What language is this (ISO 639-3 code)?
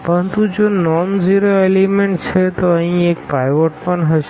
guj